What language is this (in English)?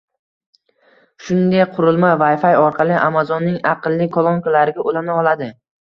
Uzbek